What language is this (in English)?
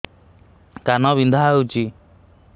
Odia